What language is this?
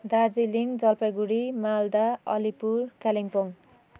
Nepali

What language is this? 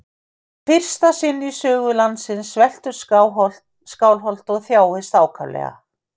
Icelandic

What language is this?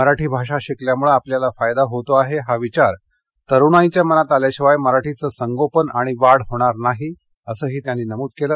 Marathi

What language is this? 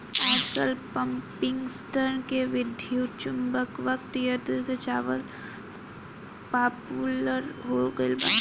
Bhojpuri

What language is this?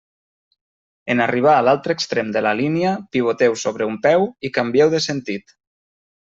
Catalan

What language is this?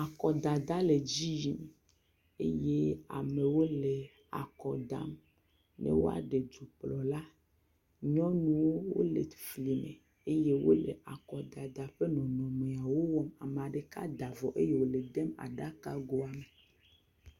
Ewe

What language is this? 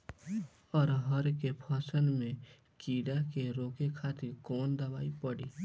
Bhojpuri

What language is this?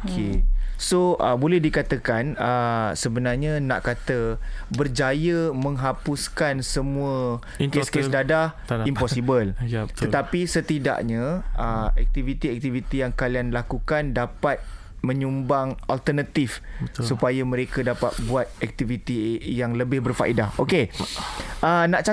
Malay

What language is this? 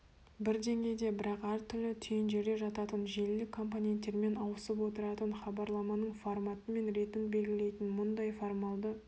Kazakh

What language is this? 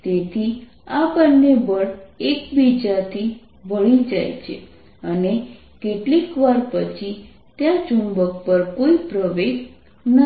Gujarati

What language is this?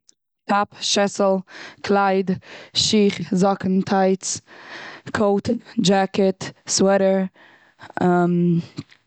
Yiddish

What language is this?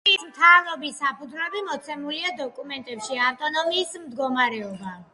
Georgian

